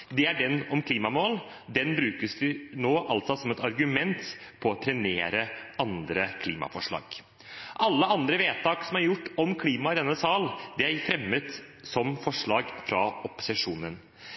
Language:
Norwegian Bokmål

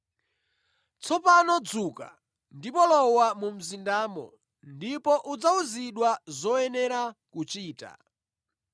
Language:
Nyanja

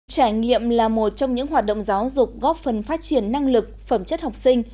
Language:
Vietnamese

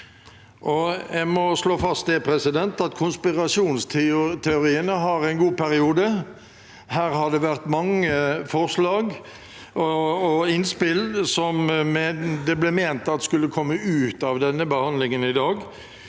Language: Norwegian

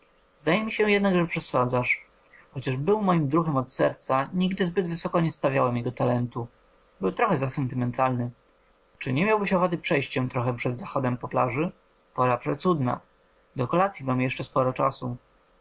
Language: Polish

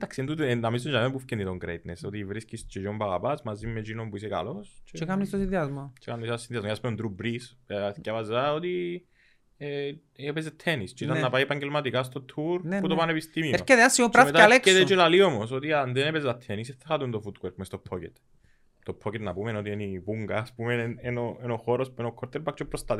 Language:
Greek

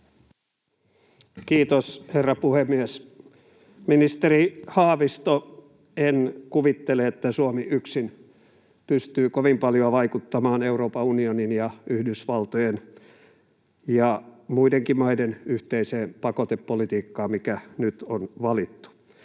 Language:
Finnish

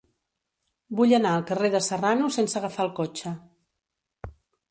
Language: Catalan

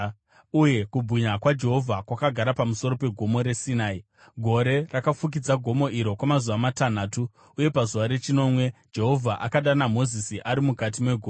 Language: Shona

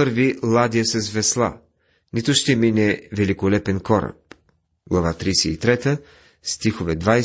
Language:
Bulgarian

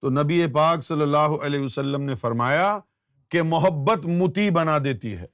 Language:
Urdu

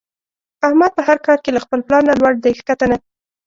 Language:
Pashto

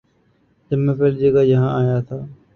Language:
Urdu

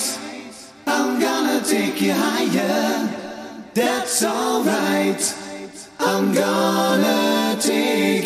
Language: Dutch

